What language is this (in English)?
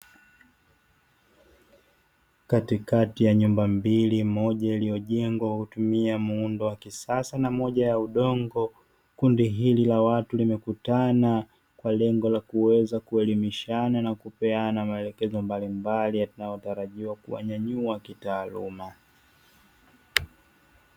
Swahili